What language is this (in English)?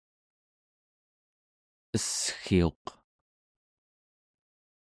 Central Yupik